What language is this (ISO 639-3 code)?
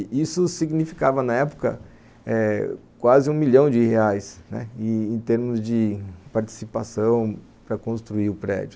por